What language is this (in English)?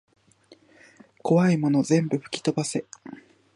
Japanese